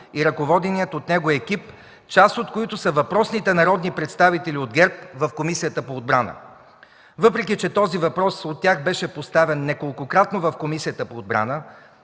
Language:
Bulgarian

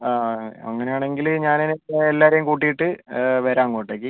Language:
Malayalam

